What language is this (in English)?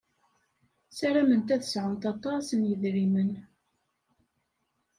Kabyle